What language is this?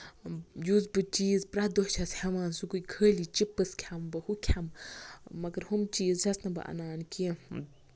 Kashmiri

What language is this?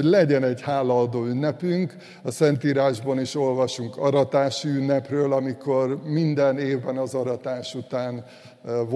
Hungarian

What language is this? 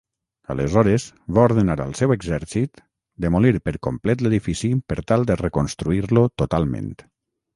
Catalan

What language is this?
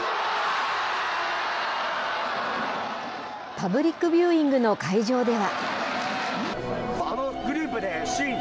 Japanese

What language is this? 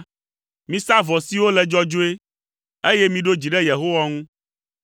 Ewe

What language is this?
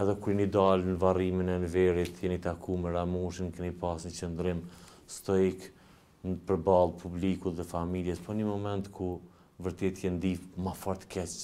Romanian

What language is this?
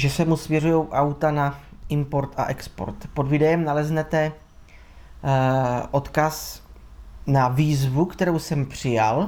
Czech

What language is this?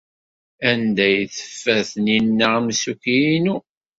Kabyle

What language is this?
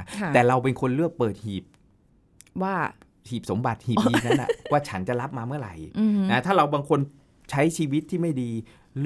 Thai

